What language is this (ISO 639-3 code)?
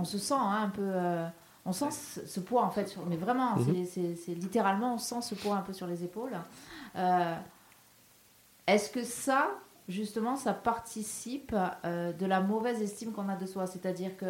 fra